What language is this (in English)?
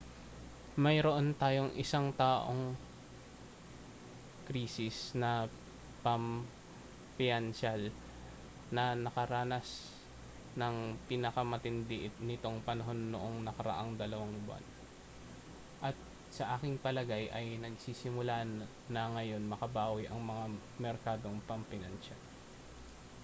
Filipino